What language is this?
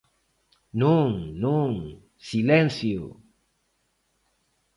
Galician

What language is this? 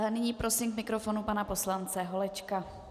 Czech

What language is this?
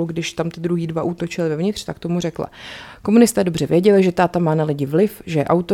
Czech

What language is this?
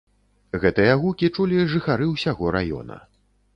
Belarusian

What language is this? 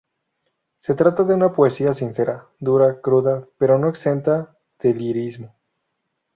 Spanish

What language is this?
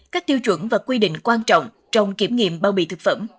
Vietnamese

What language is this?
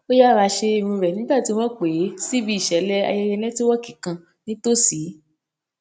Yoruba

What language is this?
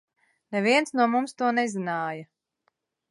Latvian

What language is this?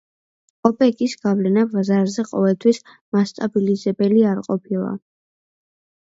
Georgian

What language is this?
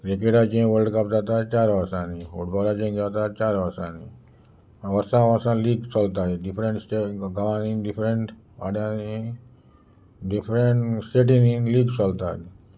Konkani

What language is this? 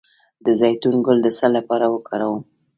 Pashto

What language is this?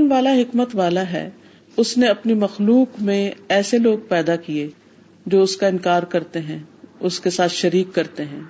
Urdu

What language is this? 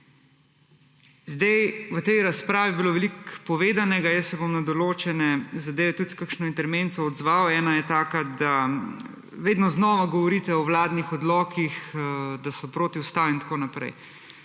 Slovenian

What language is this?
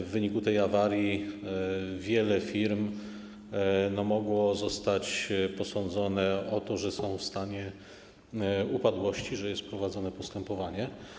Polish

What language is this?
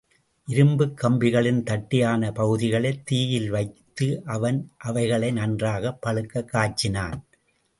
Tamil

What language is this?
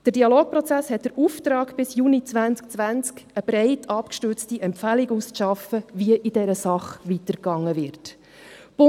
Swiss German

